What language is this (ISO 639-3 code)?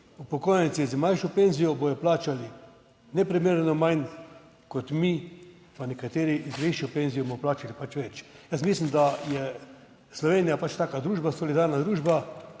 slv